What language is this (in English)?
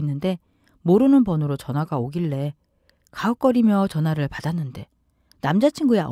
Korean